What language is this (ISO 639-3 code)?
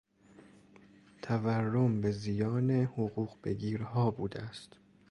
fas